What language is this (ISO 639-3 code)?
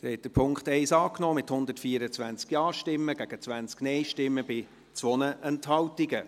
gsw